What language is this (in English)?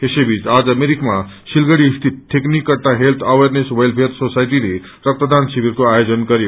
Nepali